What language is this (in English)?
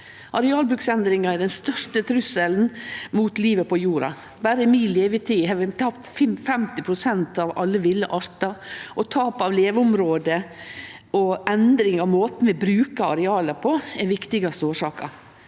Norwegian